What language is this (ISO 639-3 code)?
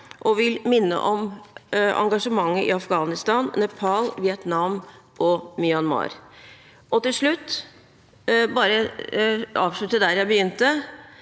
nor